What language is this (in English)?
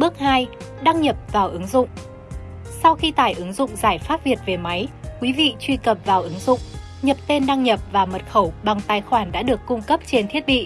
Vietnamese